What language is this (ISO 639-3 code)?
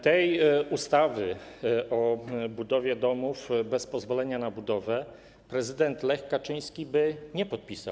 pol